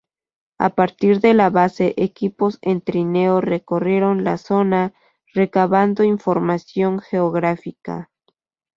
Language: Spanish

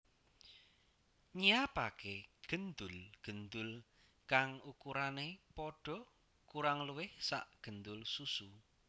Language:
Javanese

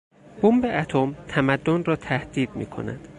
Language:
Persian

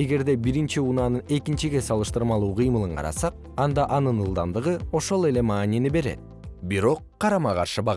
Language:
Kyrgyz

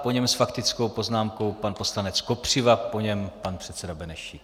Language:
Czech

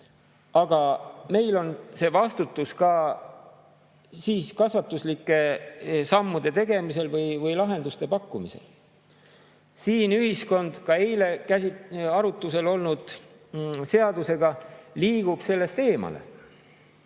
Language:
Estonian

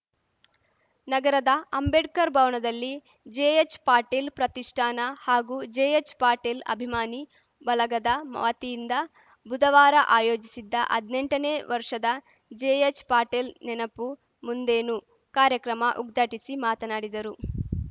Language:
Kannada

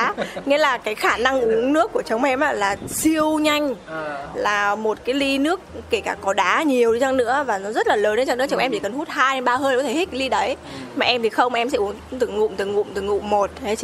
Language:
Vietnamese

